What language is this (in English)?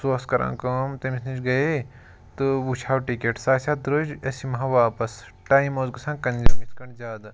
Kashmiri